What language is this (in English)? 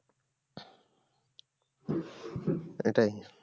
Bangla